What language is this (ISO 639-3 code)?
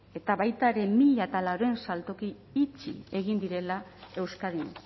eus